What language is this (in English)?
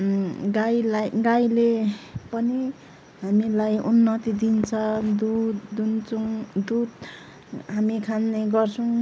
Nepali